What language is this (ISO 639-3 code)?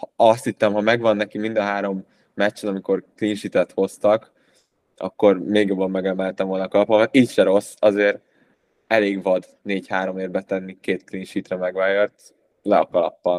hun